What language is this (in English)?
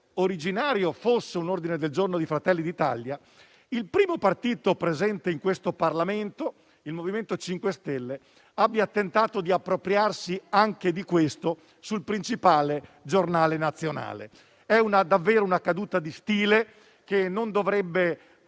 Italian